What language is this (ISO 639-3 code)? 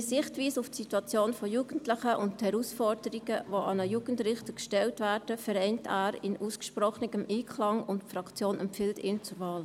gsw